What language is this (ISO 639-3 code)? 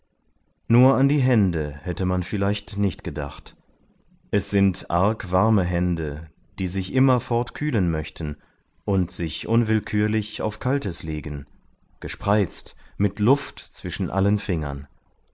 deu